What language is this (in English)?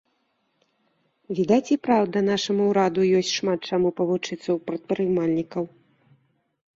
Belarusian